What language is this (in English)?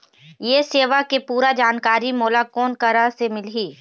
Chhattisgarhi